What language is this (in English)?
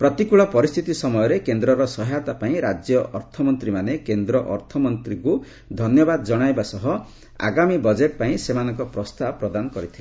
Odia